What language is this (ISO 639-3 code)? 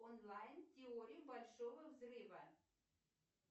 rus